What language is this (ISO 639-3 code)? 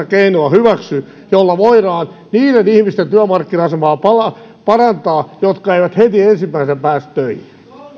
fin